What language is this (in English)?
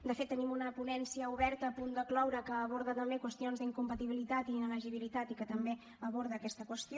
Catalan